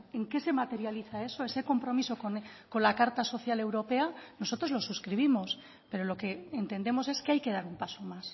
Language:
Spanish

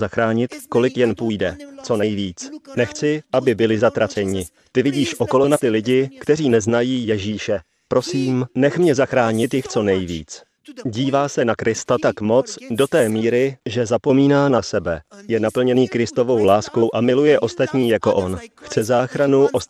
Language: Czech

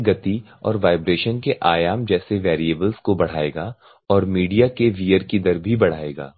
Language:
Hindi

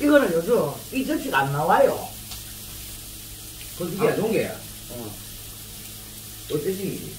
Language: Korean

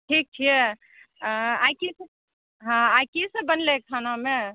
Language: Maithili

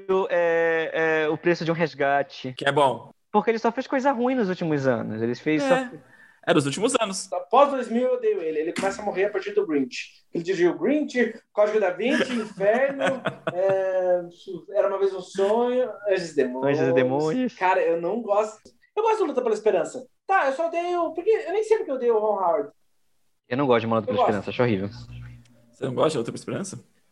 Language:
Portuguese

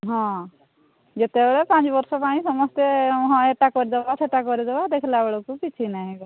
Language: Odia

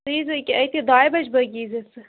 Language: Kashmiri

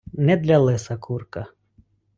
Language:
Ukrainian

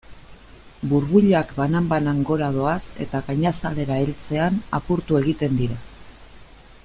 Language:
Basque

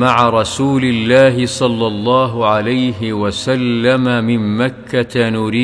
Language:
Arabic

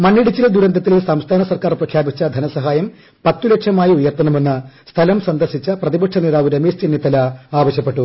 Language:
Malayalam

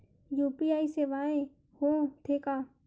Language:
Chhattisgarhi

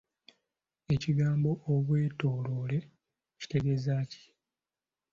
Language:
Ganda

